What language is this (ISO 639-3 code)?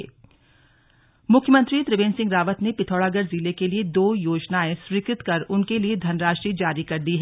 hin